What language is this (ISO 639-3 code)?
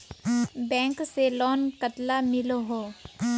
mag